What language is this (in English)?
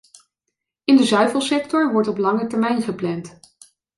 Dutch